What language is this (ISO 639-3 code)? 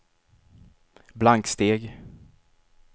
swe